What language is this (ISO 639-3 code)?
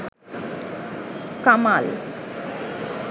ben